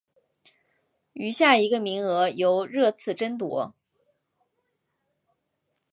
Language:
Chinese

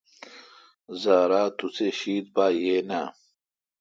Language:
Kalkoti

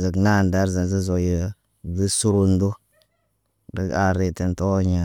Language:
Naba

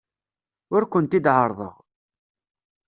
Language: Kabyle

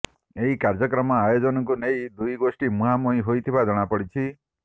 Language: Odia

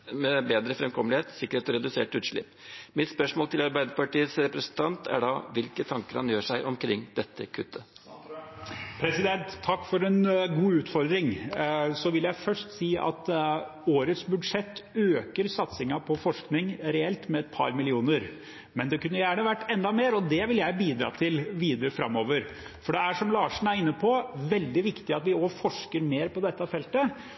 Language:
Norwegian Bokmål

